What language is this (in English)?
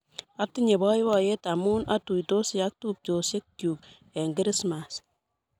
Kalenjin